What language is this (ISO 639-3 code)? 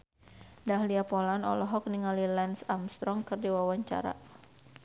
sun